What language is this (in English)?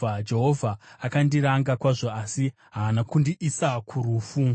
Shona